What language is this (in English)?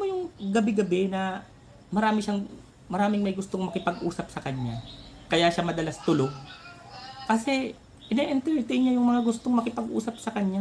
Filipino